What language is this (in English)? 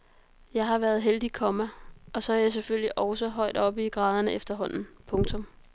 Danish